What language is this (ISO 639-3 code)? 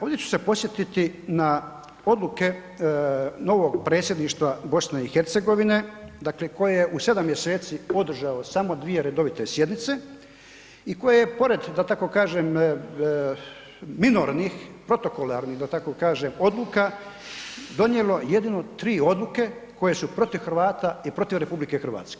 hrv